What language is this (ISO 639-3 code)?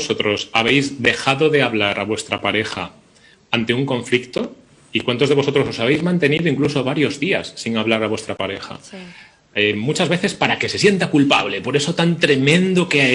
spa